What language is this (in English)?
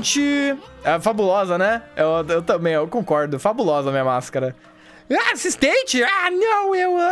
Portuguese